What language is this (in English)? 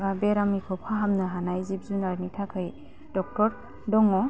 Bodo